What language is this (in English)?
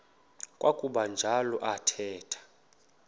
Xhosa